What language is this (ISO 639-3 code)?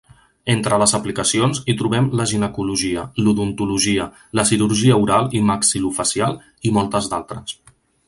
cat